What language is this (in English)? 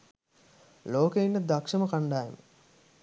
Sinhala